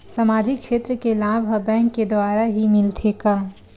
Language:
Chhattisgarhi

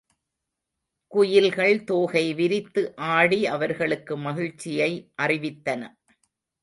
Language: Tamil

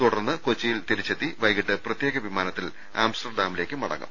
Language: Malayalam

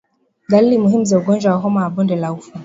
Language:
Swahili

